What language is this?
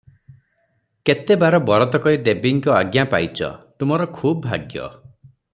Odia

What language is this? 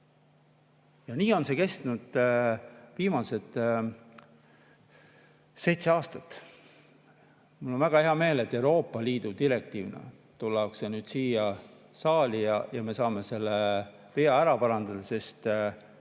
Estonian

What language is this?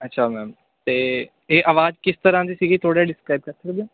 Punjabi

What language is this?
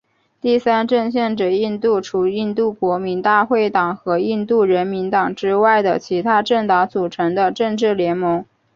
Chinese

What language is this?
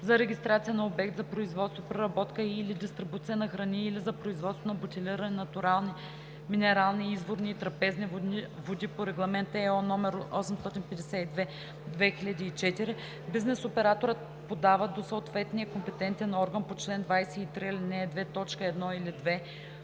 Bulgarian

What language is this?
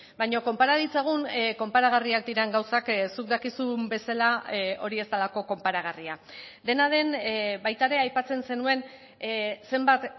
Basque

